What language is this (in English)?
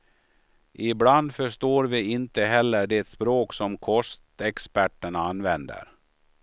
Swedish